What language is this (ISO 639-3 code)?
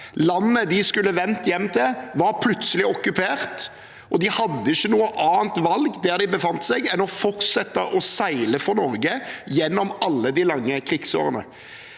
nor